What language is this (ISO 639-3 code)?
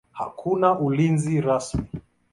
swa